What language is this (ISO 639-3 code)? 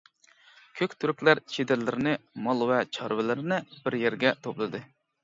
uig